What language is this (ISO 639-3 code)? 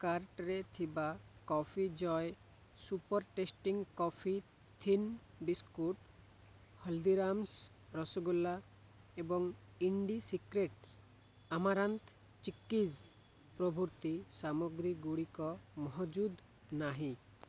ori